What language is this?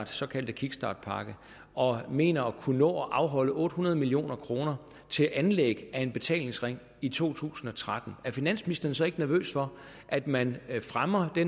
Danish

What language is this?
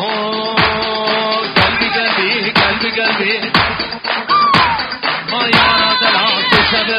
Arabic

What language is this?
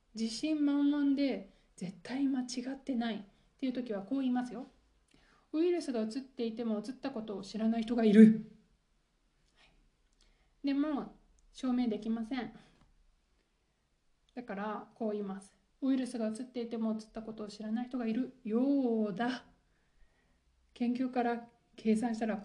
Japanese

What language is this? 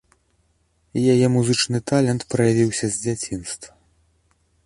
Belarusian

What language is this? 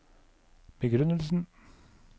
Norwegian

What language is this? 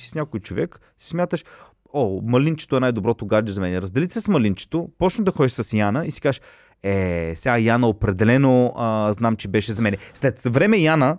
Bulgarian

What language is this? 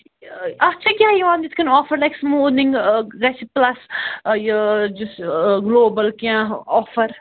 Kashmiri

